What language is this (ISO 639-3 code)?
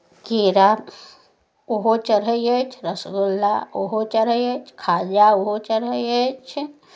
mai